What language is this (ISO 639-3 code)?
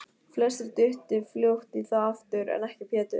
isl